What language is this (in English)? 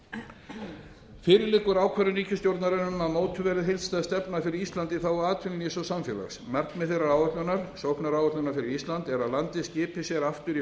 Icelandic